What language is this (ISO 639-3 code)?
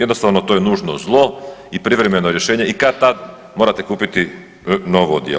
hrv